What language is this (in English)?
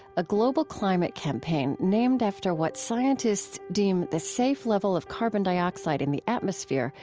English